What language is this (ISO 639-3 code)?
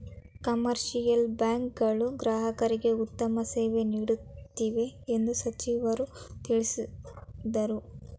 kan